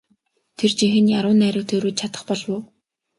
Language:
Mongolian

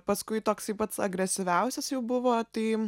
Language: Lithuanian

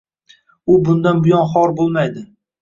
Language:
Uzbek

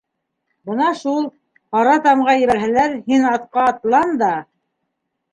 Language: Bashkir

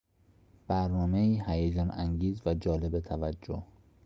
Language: Persian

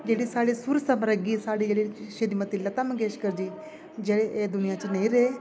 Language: Dogri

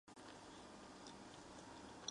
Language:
Chinese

